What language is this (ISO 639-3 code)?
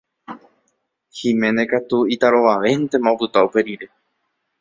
grn